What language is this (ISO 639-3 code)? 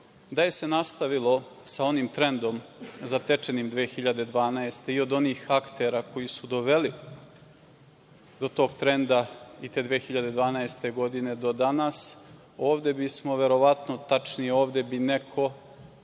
srp